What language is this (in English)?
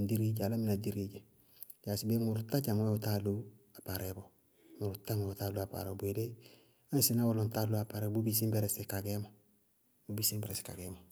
Bago-Kusuntu